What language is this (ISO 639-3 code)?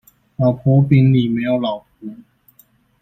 zho